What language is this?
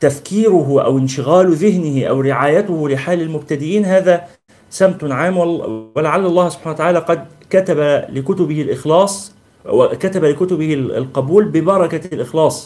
Arabic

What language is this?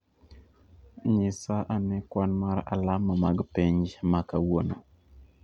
Luo (Kenya and Tanzania)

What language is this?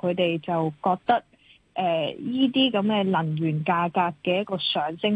Chinese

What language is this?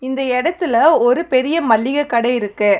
Tamil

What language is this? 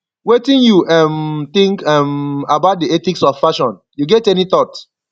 Nigerian Pidgin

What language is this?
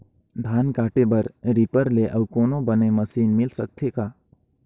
Chhattisgarhi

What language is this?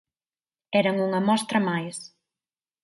Galician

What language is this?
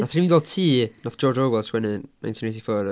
Welsh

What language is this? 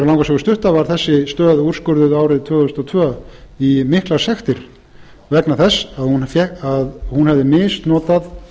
Icelandic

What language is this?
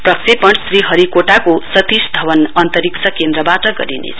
Nepali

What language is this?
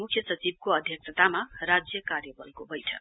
Nepali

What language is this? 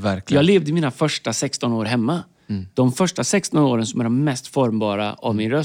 Swedish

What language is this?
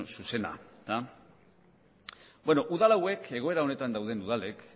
Basque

